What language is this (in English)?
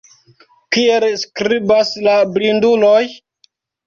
Esperanto